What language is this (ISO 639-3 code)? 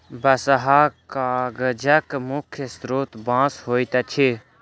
mai